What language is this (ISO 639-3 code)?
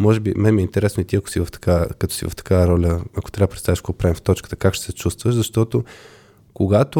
bul